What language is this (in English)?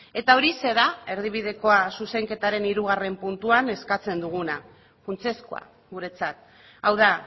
Basque